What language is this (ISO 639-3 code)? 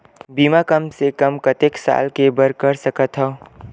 hne